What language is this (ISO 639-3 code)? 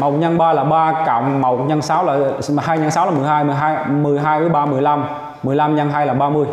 vie